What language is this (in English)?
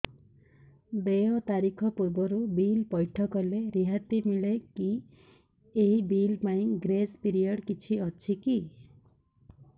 Odia